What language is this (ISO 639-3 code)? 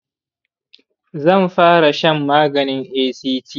hau